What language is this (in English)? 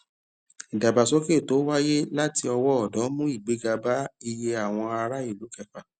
Yoruba